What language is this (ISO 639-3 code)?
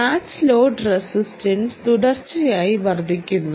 mal